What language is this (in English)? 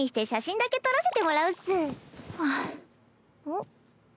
Japanese